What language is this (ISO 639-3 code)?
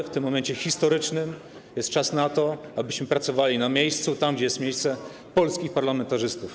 pol